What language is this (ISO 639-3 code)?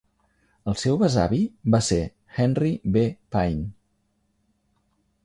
cat